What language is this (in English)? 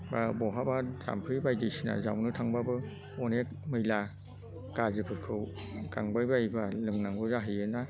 Bodo